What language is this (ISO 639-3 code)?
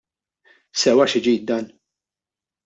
mlt